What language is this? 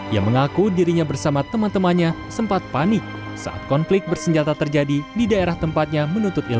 Indonesian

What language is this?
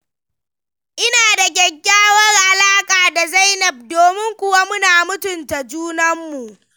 Hausa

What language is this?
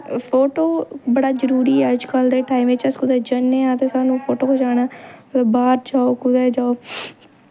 Dogri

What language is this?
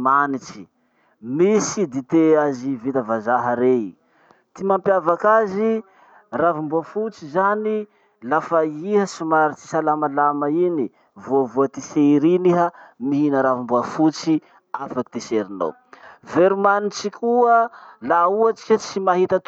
Masikoro Malagasy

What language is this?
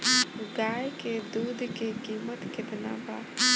Bhojpuri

